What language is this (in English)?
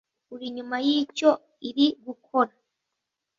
Kinyarwanda